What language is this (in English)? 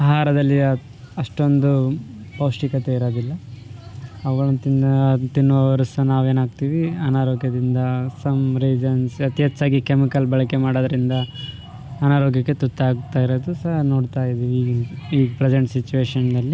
Kannada